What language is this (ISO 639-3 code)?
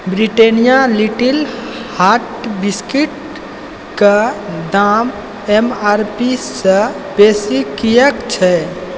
mai